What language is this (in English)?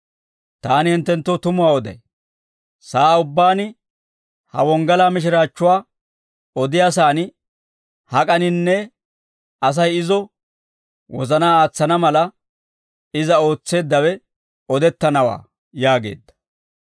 Dawro